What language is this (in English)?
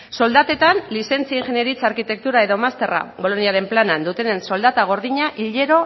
Basque